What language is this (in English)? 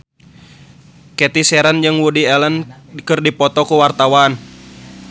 Sundanese